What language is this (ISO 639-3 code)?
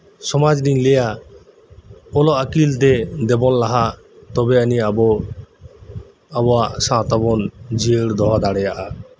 sat